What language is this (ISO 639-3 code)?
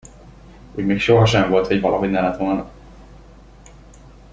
hun